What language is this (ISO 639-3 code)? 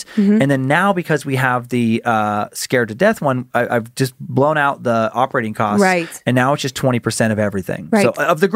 eng